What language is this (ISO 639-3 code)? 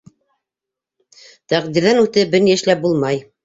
bak